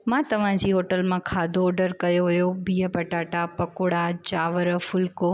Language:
Sindhi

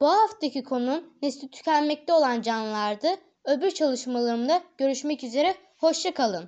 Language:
Turkish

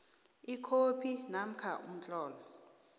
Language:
South Ndebele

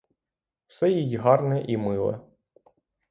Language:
Ukrainian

